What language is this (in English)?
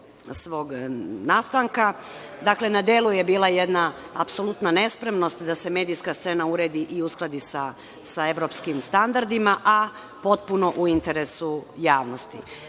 Serbian